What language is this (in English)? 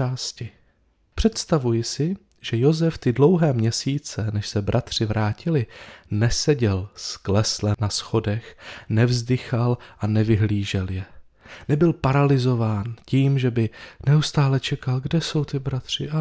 Czech